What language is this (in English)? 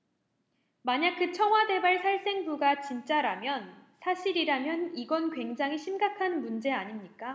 Korean